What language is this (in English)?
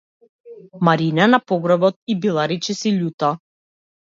Macedonian